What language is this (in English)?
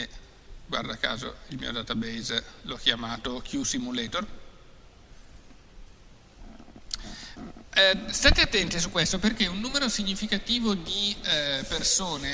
Italian